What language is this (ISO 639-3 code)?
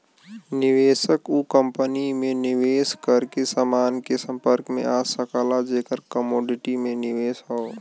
bho